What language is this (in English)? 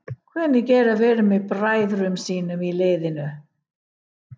Icelandic